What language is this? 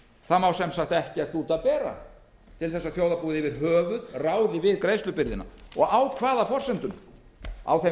Icelandic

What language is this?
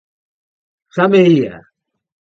Galician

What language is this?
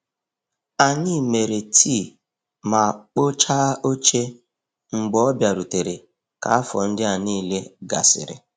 Igbo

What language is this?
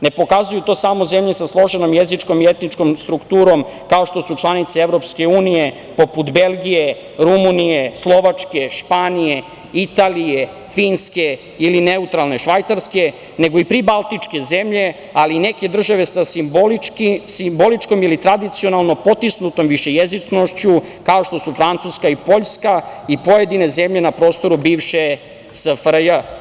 Serbian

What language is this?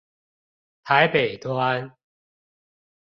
Chinese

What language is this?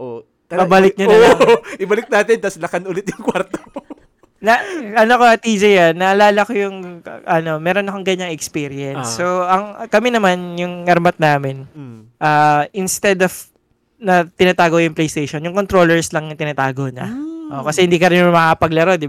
Filipino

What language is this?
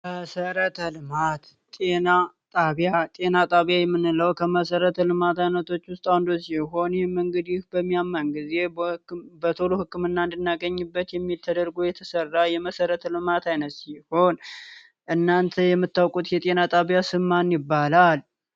Amharic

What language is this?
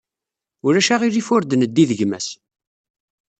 Kabyle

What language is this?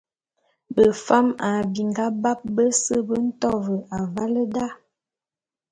Bulu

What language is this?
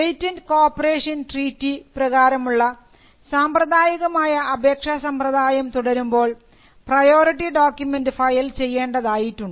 Malayalam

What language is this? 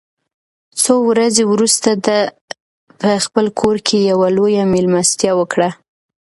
Pashto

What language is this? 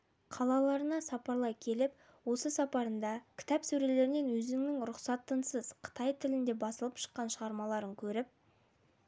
Kazakh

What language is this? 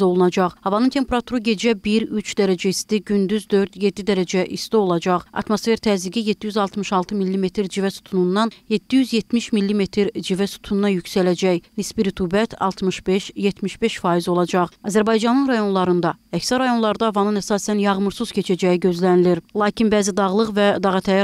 Turkish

